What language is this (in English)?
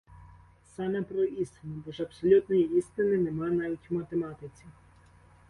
Ukrainian